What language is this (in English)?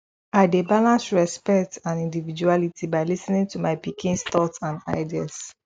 Nigerian Pidgin